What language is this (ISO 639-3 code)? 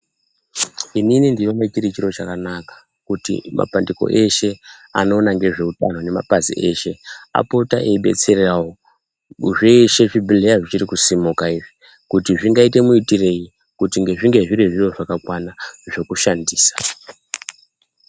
ndc